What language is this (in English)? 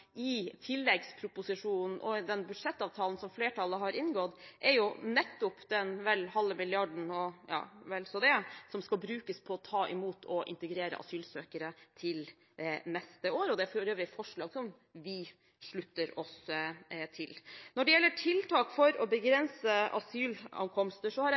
Norwegian Bokmål